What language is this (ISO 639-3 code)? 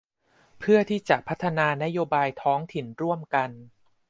tha